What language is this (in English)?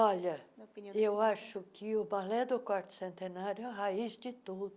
Portuguese